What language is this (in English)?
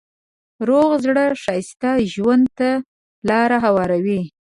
Pashto